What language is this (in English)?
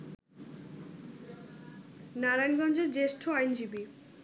Bangla